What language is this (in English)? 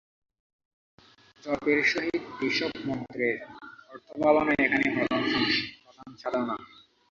Bangla